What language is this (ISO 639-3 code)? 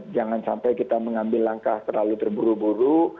ind